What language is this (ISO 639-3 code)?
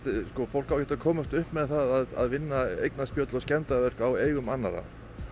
isl